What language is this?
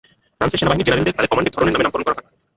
Bangla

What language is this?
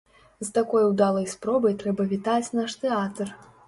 Belarusian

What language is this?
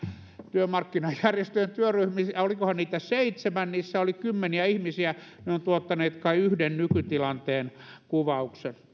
Finnish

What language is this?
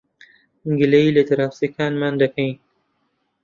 Central Kurdish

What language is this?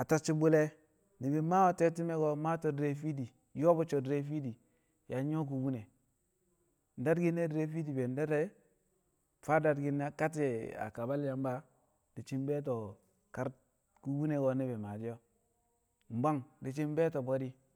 Kamo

